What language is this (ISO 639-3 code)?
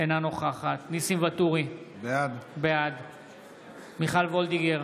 heb